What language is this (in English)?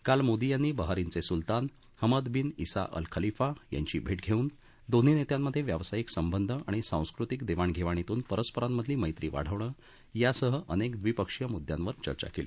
Marathi